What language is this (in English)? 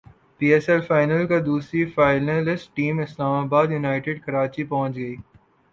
Urdu